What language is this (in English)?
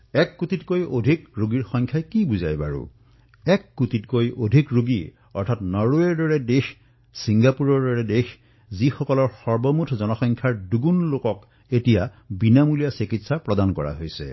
Assamese